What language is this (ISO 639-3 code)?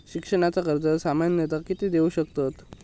mar